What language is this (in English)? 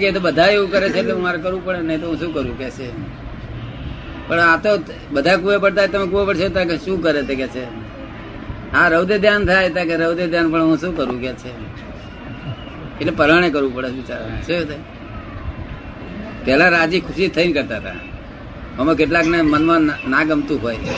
Gujarati